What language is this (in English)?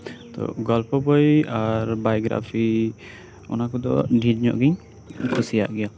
Santali